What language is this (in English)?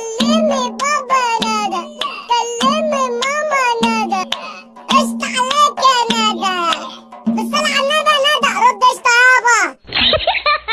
Arabic